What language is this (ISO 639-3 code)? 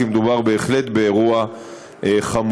heb